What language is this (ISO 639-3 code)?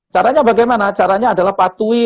ind